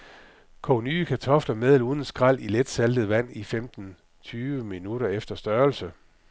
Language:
Danish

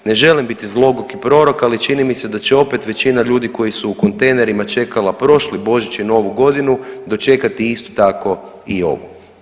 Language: Croatian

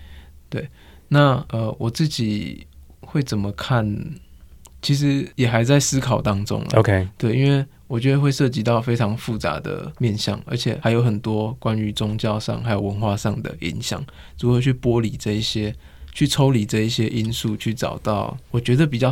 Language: Chinese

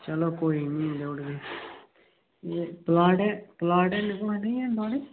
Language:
Dogri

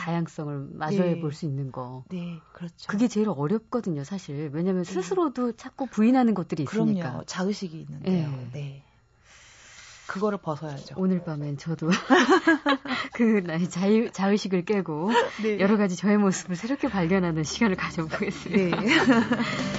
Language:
Korean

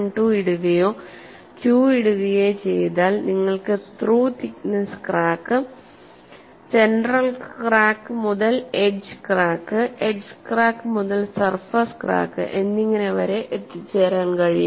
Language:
Malayalam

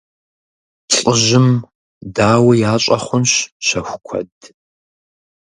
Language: Kabardian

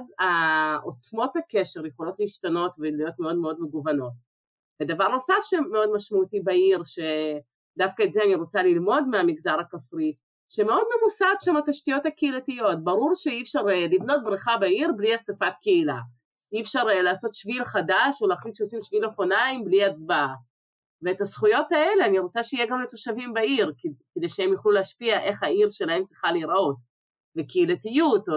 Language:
Hebrew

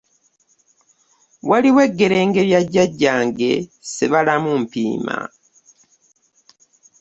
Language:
Ganda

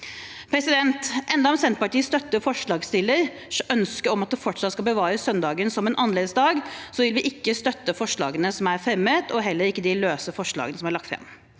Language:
Norwegian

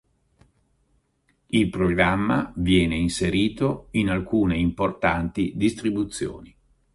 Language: Italian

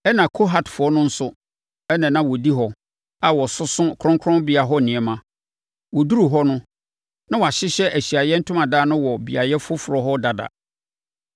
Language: Akan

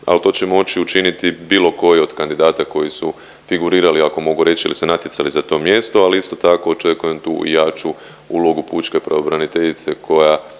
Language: Croatian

